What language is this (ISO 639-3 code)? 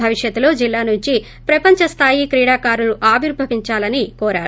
tel